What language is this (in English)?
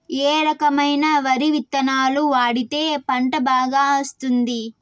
Telugu